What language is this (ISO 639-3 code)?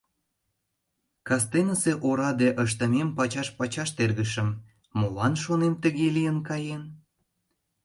chm